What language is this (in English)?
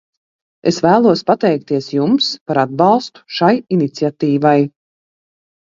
Latvian